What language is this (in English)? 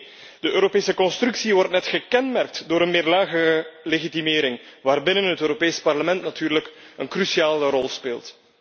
Dutch